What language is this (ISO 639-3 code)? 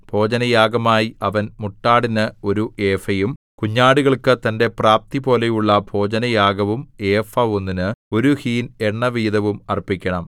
mal